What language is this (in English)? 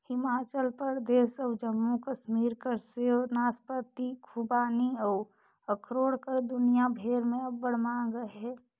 Chhattisgarhi